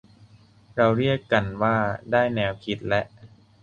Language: Thai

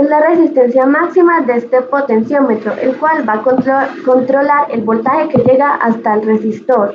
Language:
Spanish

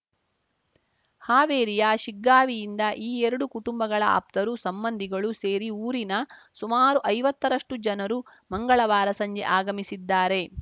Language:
Kannada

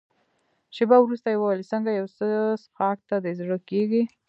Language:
Pashto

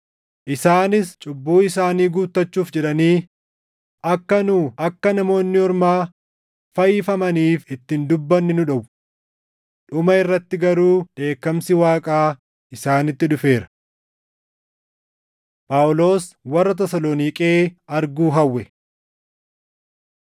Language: Oromo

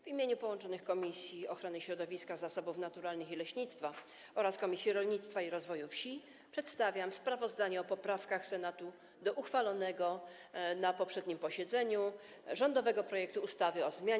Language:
Polish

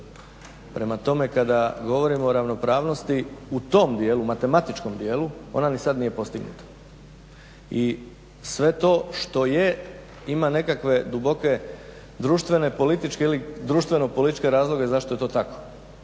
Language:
Croatian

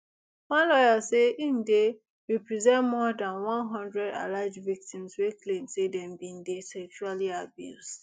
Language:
Nigerian Pidgin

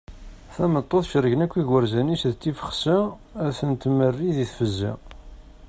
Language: Kabyle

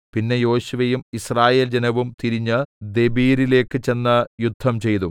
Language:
Malayalam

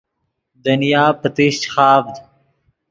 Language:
Yidgha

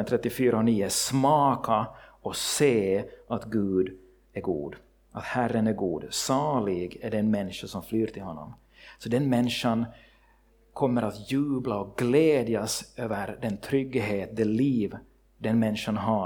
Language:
Swedish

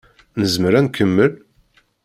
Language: Kabyle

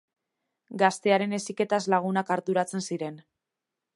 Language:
Basque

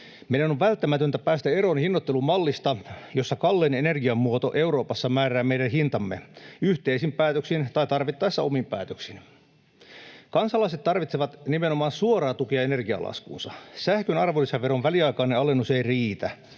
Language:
Finnish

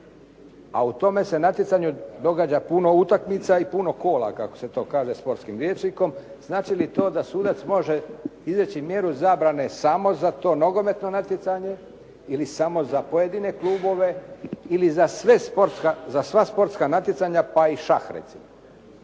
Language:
Croatian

